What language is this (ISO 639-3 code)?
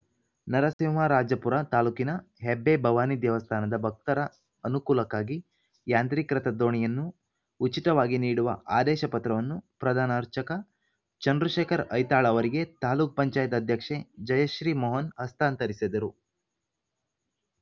kan